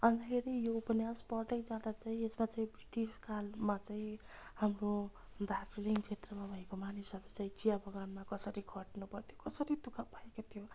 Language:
Nepali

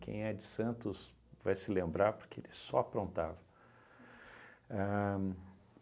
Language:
Portuguese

